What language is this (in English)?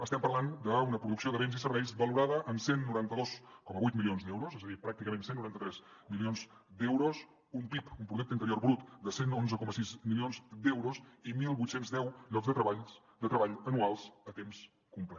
Catalan